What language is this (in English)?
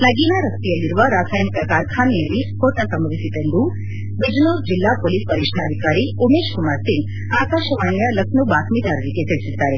Kannada